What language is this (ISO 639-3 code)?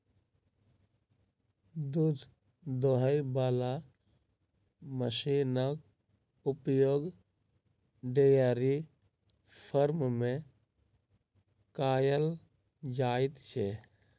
mai